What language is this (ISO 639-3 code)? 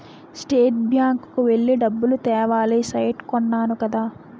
tel